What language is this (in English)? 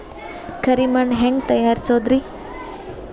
Kannada